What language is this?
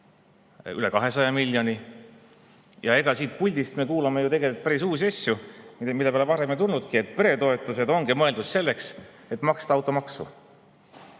Estonian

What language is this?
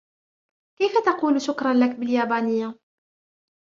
Arabic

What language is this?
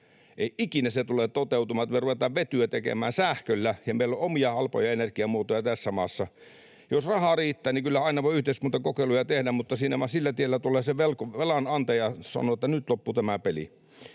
Finnish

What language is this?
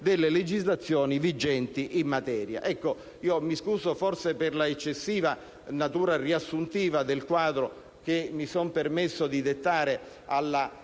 Italian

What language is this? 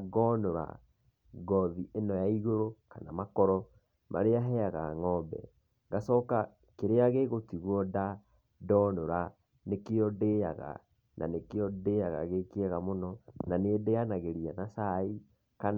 Kikuyu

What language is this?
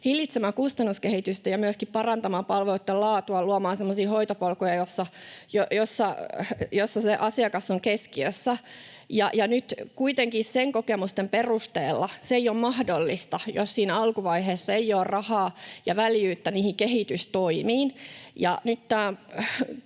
Finnish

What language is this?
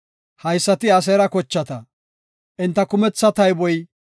Gofa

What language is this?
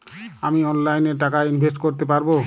Bangla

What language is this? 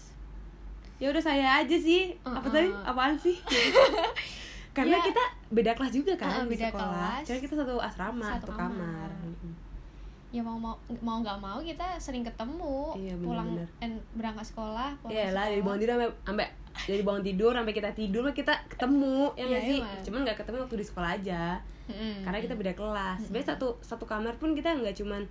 Indonesian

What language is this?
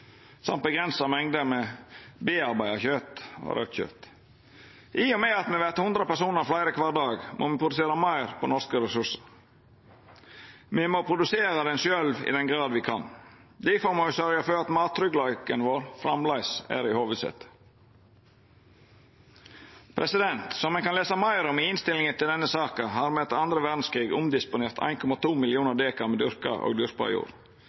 Norwegian Nynorsk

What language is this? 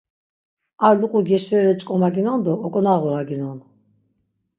Laz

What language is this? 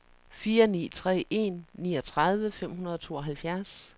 Danish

